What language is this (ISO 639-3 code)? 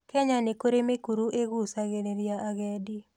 kik